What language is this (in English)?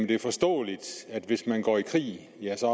Danish